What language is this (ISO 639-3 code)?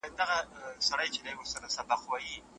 pus